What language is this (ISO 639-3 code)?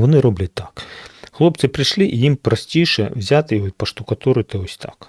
ukr